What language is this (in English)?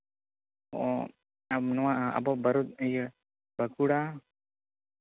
Santali